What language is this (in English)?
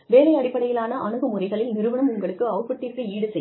Tamil